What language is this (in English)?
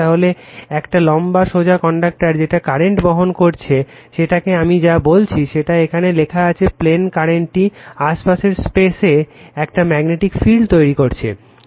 Bangla